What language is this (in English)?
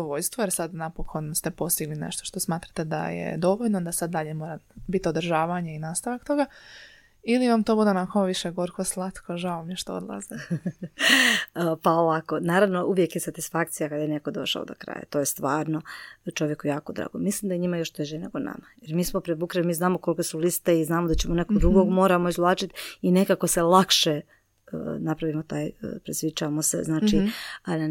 Croatian